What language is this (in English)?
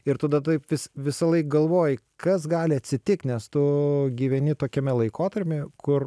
Lithuanian